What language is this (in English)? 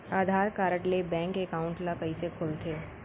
Chhattisgarhi